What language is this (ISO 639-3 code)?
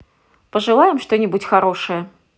rus